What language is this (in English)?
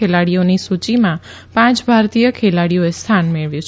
Gujarati